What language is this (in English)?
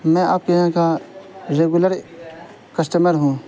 Urdu